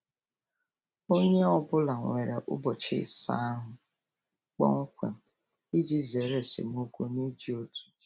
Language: Igbo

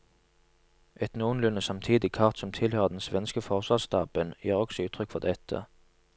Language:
Norwegian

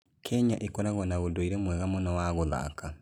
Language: Kikuyu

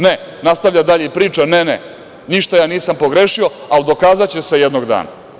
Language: Serbian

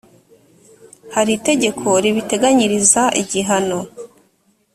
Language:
Kinyarwanda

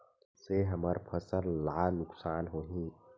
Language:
Chhattisgarhi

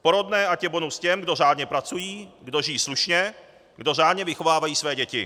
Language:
Czech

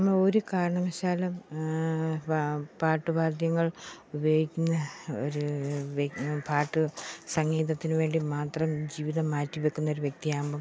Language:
Malayalam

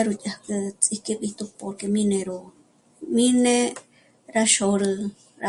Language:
Michoacán Mazahua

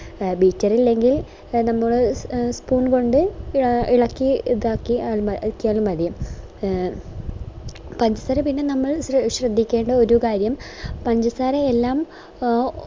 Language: Malayalam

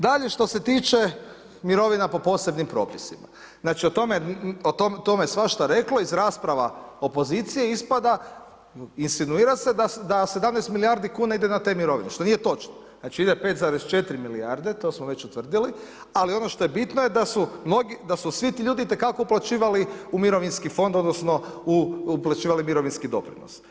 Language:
Croatian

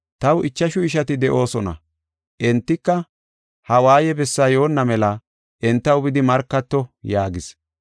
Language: Gofa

